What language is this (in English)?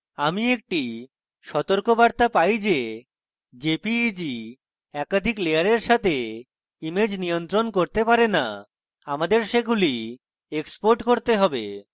Bangla